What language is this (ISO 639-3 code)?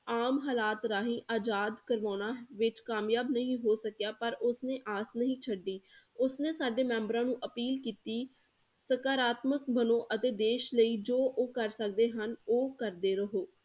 pan